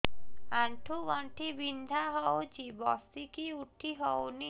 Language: Odia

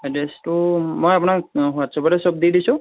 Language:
Assamese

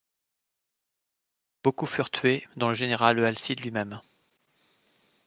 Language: French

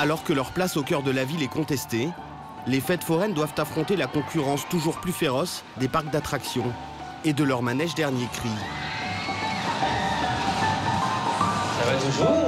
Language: French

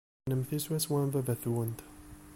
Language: Kabyle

